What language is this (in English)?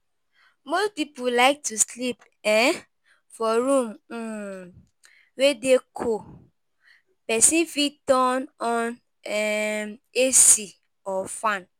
Nigerian Pidgin